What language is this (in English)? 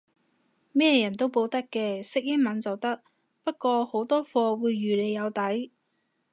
Cantonese